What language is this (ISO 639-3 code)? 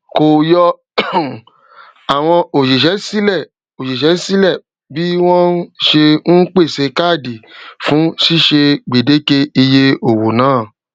yor